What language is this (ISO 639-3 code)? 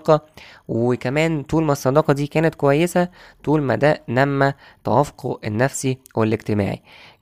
ara